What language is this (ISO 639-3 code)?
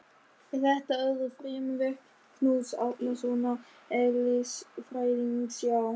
isl